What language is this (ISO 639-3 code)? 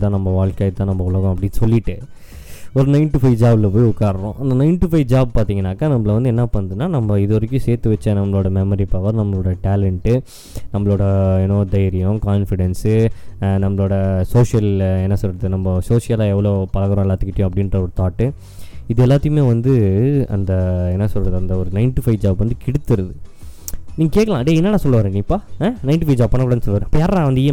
tam